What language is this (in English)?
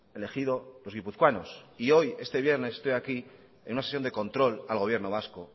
Spanish